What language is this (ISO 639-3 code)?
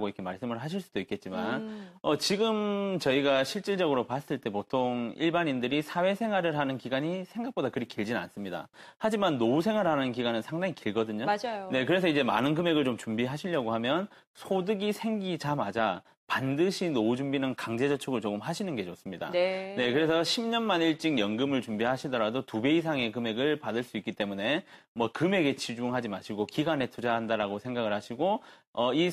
kor